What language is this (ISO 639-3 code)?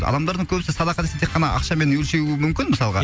kaz